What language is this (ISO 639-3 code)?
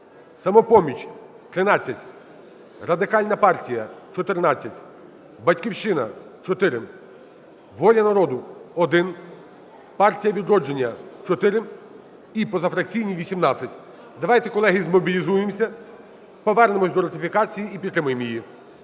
ukr